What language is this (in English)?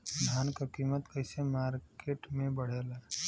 Bhojpuri